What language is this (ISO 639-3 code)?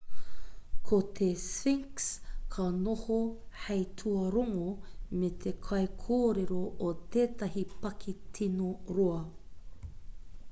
mri